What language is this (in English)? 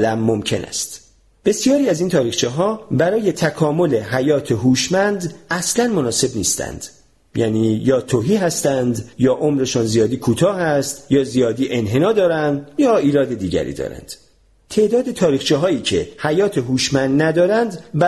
Persian